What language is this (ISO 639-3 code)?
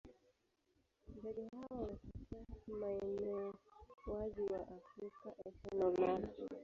swa